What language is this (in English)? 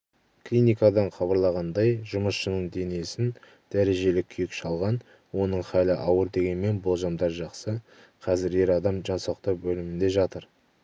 Kazakh